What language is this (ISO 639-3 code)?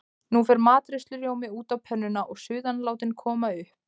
isl